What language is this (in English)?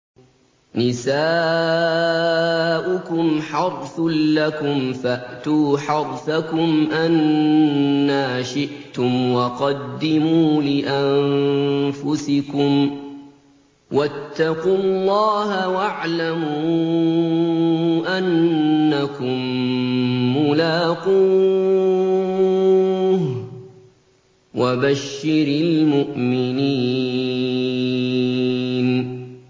Arabic